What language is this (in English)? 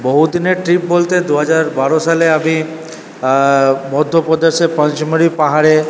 Bangla